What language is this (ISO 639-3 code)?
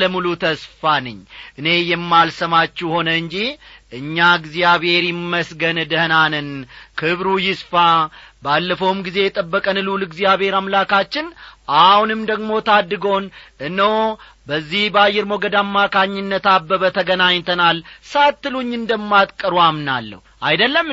amh